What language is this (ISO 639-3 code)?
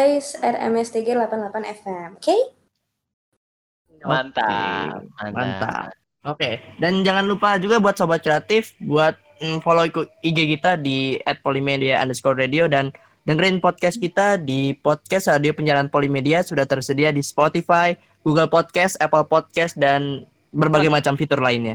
ind